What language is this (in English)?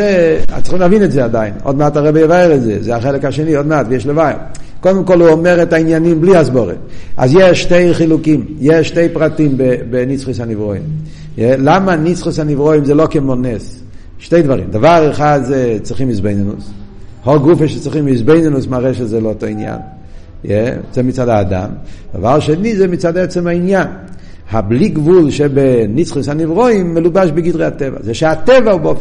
Hebrew